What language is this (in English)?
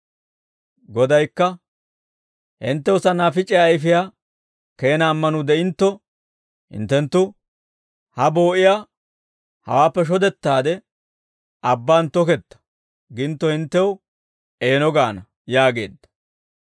Dawro